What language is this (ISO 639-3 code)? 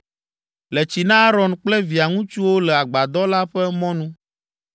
ewe